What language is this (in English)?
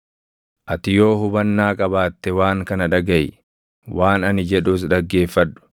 Oromo